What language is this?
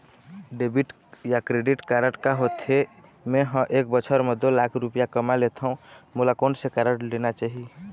Chhattisgarhi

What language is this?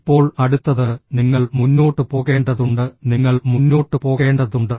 Malayalam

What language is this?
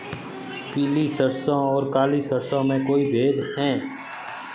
Hindi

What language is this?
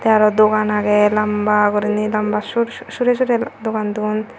Chakma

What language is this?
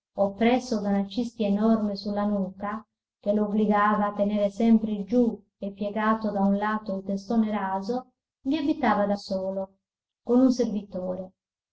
Italian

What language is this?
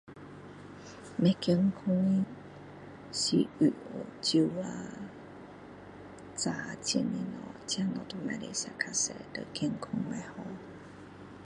Min Dong Chinese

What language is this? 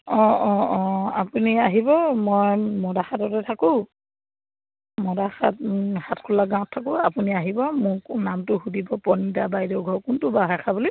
Assamese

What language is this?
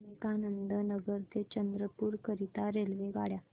Marathi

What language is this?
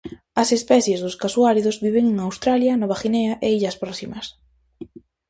Galician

